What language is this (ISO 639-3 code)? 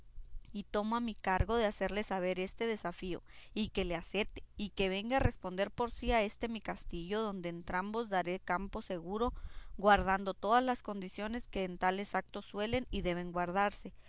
spa